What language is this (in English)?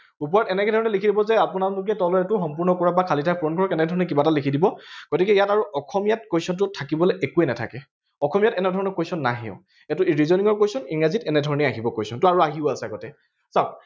Assamese